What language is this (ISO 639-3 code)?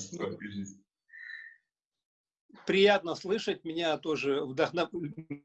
rus